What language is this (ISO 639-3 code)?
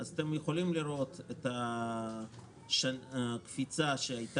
heb